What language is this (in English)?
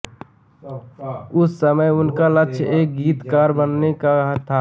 Hindi